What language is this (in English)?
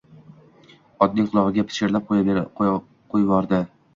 Uzbek